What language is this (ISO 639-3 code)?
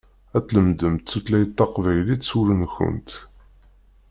kab